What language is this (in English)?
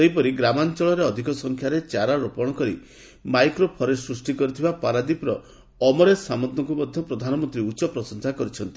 Odia